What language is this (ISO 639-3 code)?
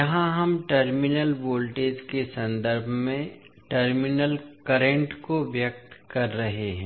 hin